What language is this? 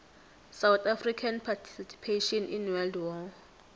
South Ndebele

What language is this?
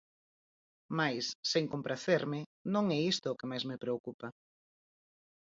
Galician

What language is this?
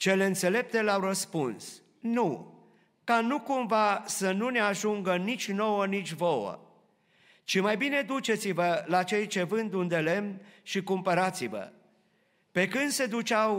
Romanian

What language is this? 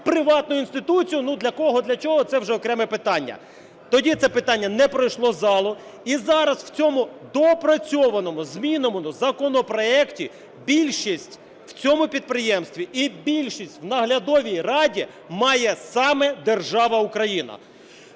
Ukrainian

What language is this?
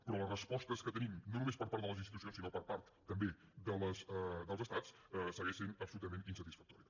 Catalan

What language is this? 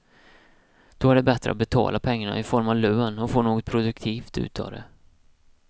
Swedish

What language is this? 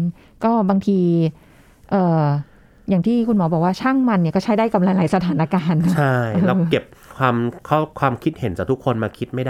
Thai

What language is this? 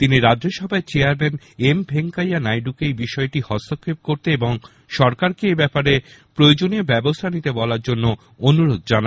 Bangla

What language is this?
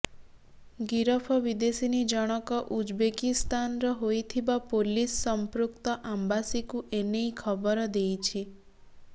Odia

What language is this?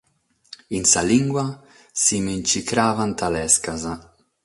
Sardinian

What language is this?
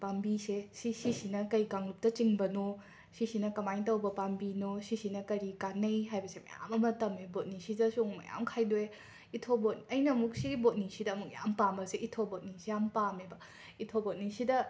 Manipuri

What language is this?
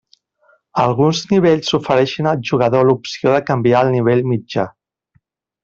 Catalan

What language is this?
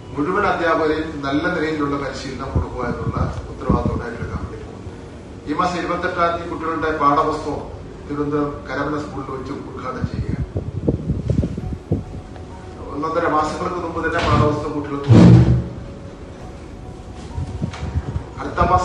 Malayalam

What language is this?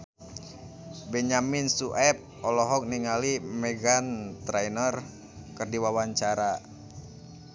Sundanese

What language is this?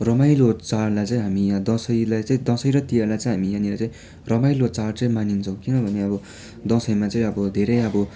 Nepali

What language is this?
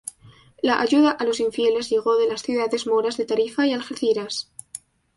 Spanish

